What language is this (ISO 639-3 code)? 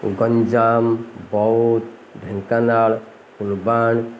ori